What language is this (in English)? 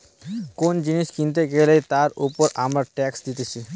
Bangla